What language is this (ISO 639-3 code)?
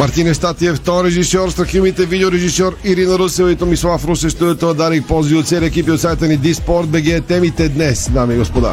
bul